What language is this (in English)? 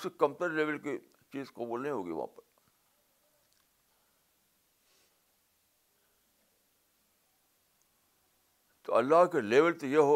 Urdu